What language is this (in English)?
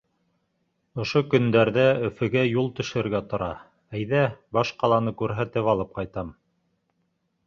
Bashkir